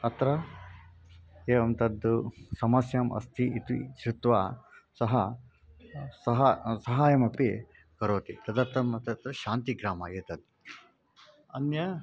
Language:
Sanskrit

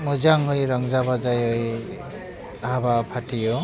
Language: Bodo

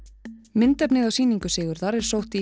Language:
Icelandic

